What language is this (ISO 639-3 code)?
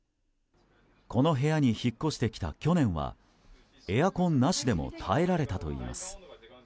jpn